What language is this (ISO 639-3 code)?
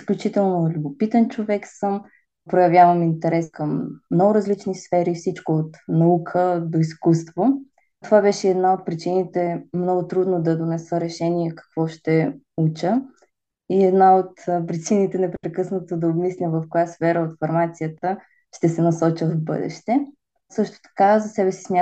bul